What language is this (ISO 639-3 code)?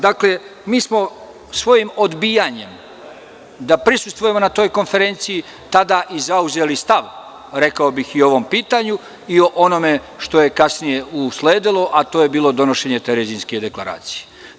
srp